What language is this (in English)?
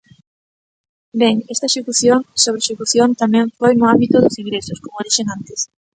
Galician